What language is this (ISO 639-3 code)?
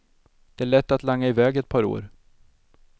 swe